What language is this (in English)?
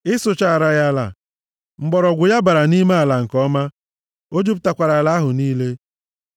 Igbo